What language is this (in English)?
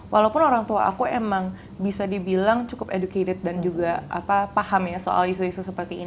Indonesian